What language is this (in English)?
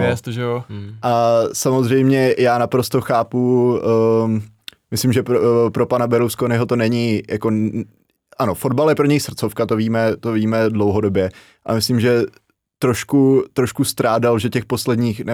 Czech